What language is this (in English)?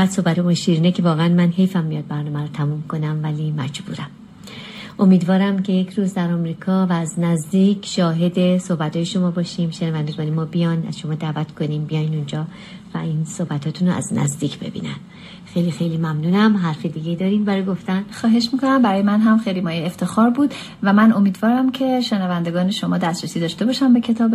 Persian